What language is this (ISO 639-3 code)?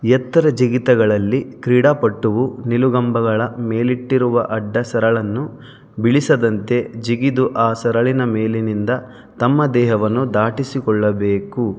kan